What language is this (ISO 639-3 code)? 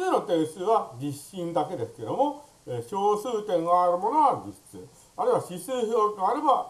jpn